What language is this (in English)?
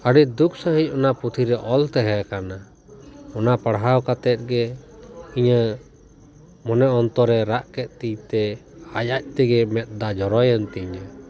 Santali